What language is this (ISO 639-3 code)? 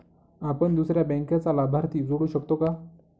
mar